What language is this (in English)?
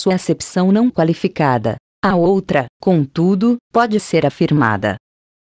Portuguese